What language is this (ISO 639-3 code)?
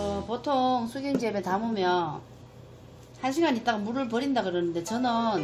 kor